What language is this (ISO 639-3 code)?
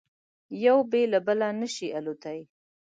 pus